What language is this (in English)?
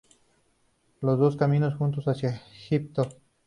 Spanish